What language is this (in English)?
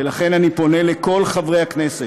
Hebrew